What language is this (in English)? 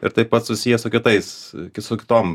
Lithuanian